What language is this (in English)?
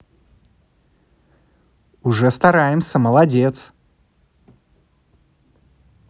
Russian